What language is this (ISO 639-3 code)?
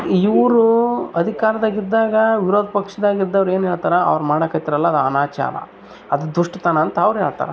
kan